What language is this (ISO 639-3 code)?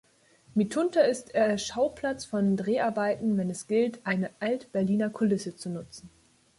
deu